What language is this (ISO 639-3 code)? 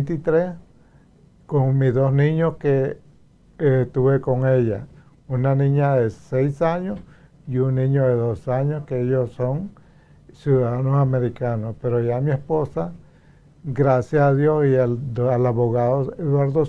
spa